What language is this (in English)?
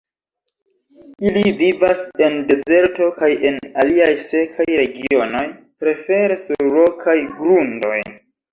Esperanto